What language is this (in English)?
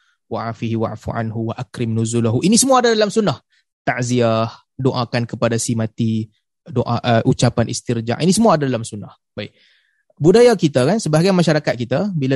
Malay